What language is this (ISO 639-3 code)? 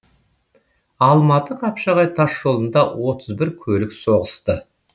kaz